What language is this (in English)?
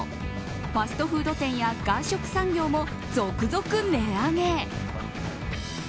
Japanese